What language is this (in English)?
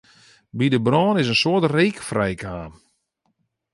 Western Frisian